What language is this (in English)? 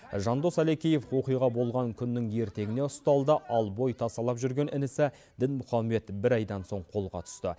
Kazakh